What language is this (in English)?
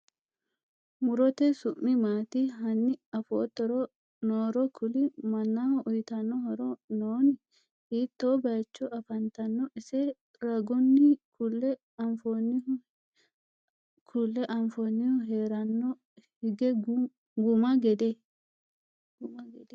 Sidamo